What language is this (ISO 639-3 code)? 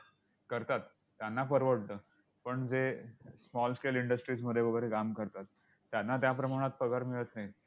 mar